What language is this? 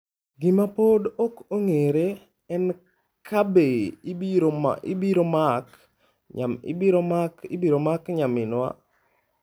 Luo (Kenya and Tanzania)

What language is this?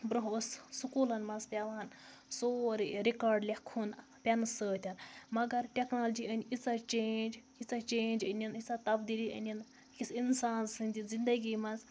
Kashmiri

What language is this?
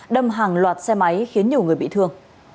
Vietnamese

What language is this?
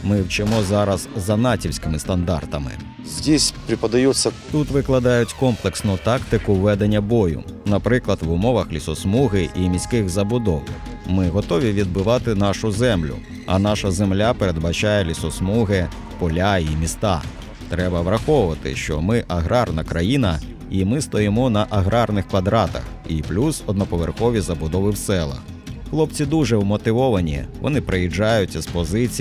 Ukrainian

